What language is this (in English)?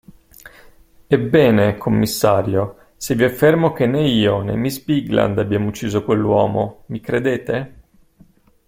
Italian